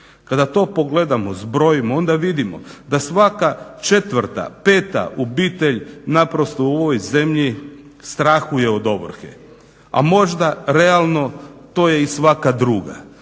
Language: Croatian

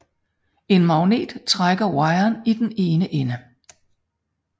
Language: Danish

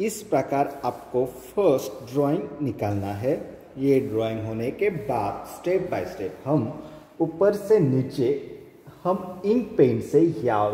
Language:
Hindi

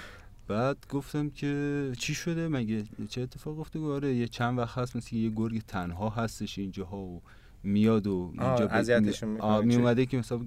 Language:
Persian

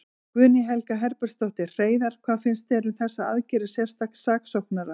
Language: Icelandic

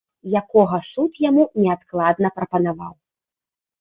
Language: Belarusian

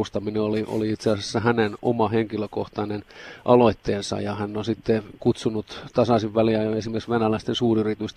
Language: Finnish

